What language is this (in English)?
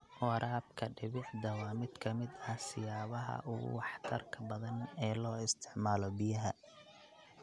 Somali